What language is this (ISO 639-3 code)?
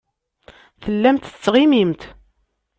kab